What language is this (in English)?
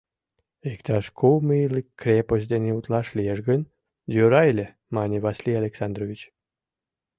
Mari